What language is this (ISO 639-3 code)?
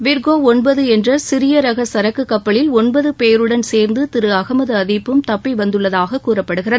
tam